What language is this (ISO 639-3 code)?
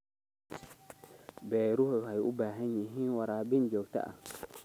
som